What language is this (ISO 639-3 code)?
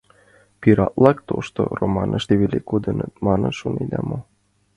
chm